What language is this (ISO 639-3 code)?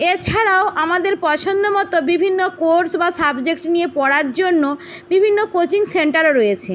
ben